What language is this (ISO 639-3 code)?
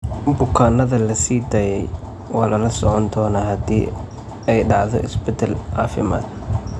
som